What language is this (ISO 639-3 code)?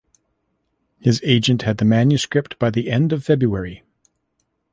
eng